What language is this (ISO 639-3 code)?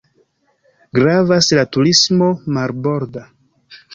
epo